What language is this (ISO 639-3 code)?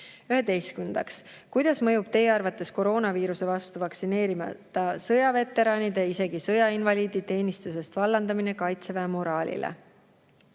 est